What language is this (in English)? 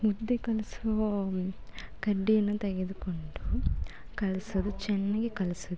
Kannada